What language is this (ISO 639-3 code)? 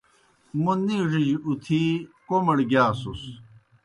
plk